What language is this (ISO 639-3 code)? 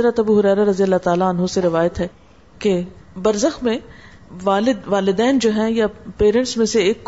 urd